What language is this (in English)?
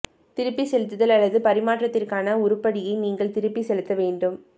Tamil